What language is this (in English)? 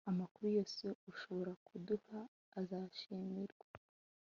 Kinyarwanda